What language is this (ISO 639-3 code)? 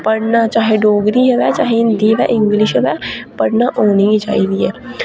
doi